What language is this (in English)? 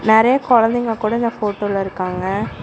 Tamil